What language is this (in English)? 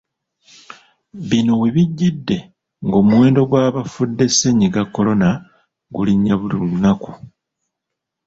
Ganda